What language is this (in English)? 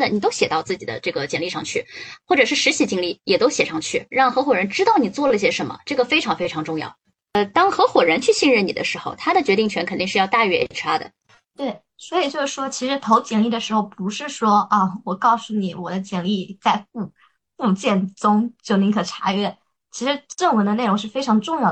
Chinese